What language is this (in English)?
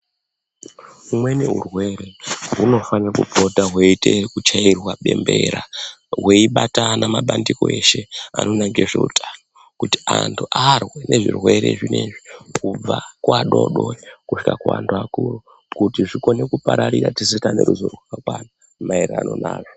Ndau